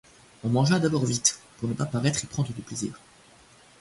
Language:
French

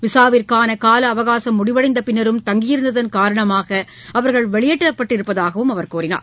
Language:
Tamil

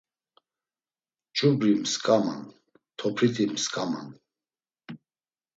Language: Laz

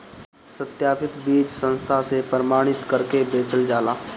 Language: Bhojpuri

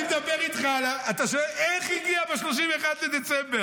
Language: Hebrew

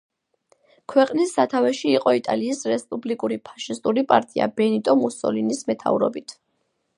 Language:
Georgian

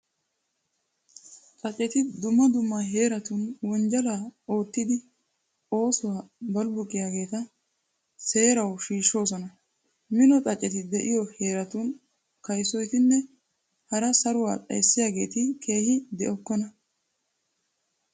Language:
Wolaytta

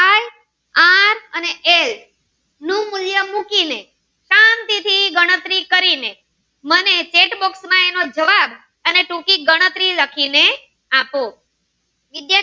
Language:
Gujarati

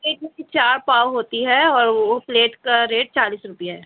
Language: Urdu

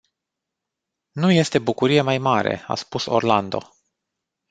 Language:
Romanian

